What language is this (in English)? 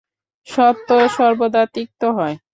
Bangla